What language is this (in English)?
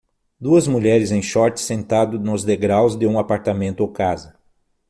Portuguese